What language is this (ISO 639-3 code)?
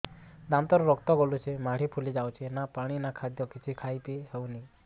ori